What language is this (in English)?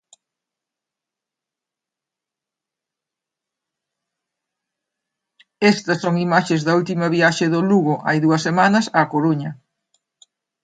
Galician